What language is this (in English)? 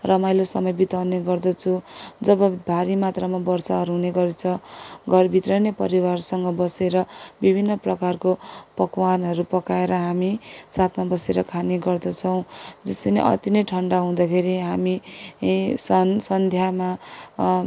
Nepali